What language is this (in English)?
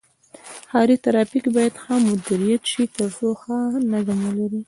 Pashto